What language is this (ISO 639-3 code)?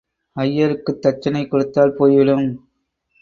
tam